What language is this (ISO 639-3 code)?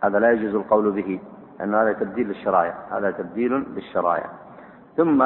ara